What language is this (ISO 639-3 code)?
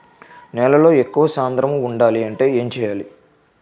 tel